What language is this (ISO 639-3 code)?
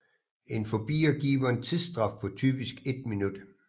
dan